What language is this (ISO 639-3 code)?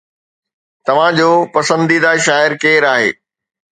snd